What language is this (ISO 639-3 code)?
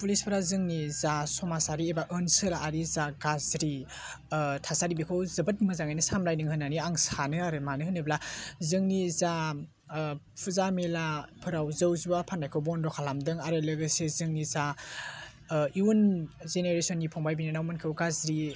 brx